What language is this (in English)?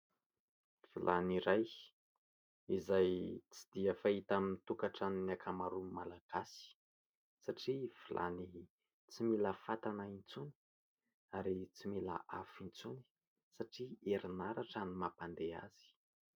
Malagasy